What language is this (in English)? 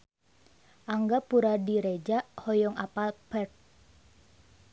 Sundanese